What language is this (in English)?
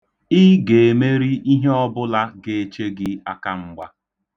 Igbo